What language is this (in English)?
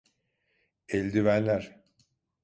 Turkish